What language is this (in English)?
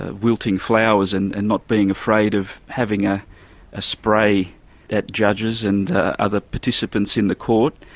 English